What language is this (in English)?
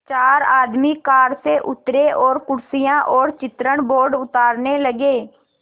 Hindi